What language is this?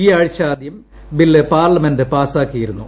Malayalam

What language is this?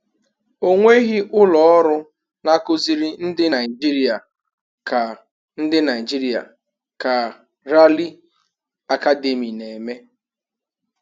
Igbo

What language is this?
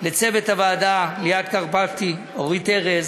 Hebrew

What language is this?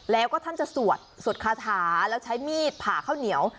Thai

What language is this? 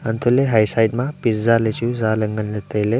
Wancho Naga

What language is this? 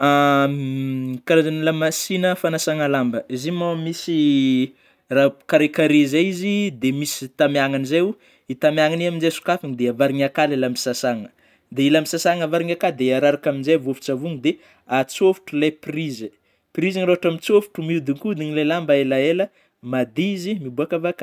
Northern Betsimisaraka Malagasy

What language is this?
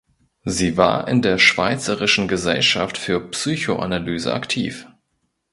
German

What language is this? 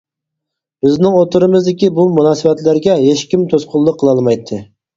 Uyghur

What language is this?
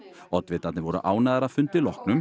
Icelandic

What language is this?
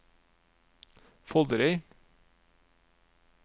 Norwegian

